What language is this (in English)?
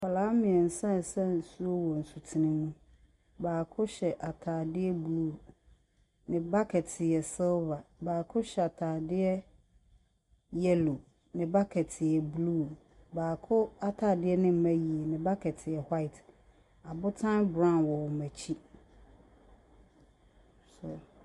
Akan